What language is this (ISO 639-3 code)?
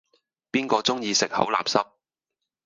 yue